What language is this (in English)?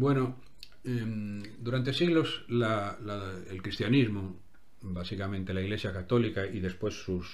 Spanish